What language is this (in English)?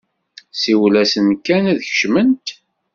Kabyle